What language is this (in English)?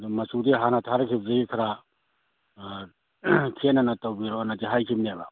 Manipuri